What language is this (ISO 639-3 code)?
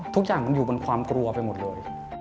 tha